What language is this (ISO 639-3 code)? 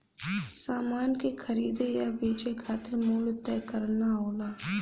bho